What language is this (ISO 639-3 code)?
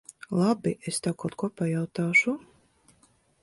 lav